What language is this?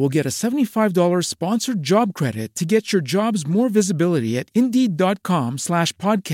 Italian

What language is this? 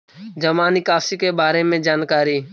Magahi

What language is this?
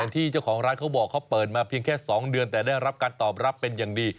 Thai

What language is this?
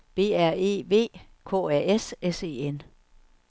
Danish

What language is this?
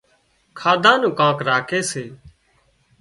Wadiyara Koli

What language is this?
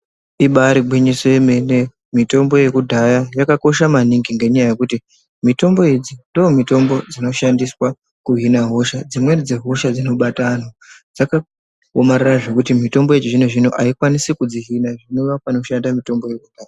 Ndau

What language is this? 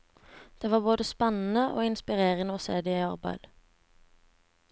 Norwegian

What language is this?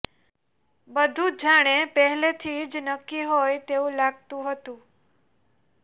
Gujarati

